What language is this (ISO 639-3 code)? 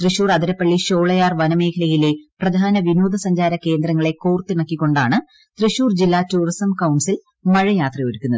mal